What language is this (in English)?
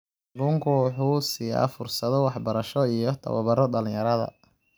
Somali